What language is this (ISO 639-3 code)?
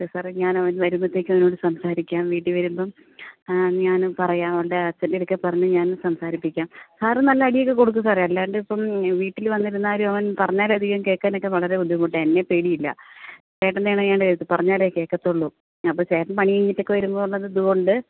mal